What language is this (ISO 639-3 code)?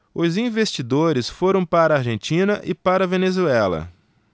por